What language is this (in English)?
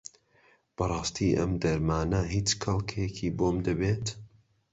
Central Kurdish